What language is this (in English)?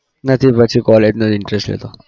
Gujarati